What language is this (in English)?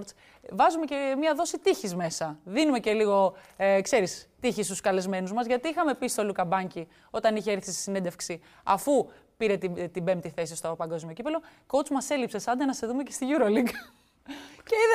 Greek